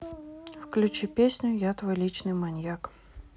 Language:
Russian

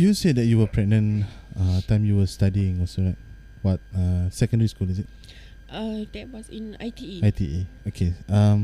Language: Malay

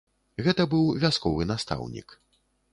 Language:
Belarusian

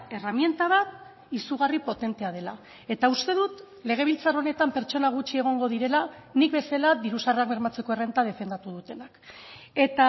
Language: Basque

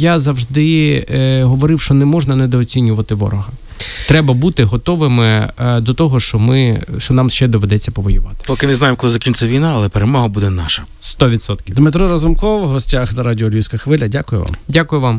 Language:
Ukrainian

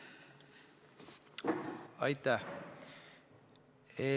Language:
Estonian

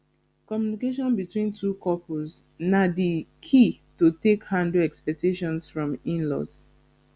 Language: Nigerian Pidgin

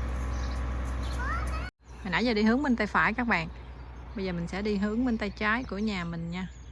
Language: Vietnamese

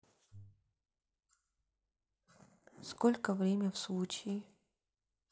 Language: Russian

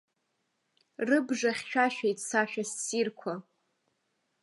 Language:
Abkhazian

